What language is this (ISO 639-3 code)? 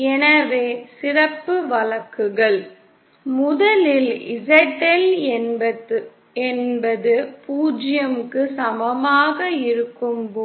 tam